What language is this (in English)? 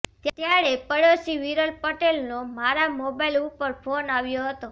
Gujarati